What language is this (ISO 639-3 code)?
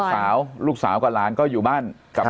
tha